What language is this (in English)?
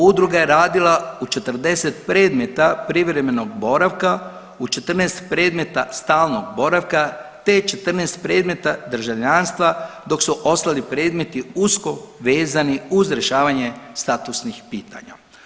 Croatian